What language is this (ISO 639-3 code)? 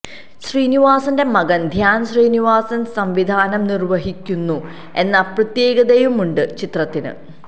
mal